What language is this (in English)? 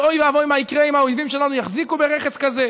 Hebrew